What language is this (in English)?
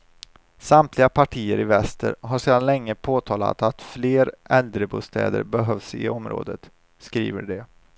Swedish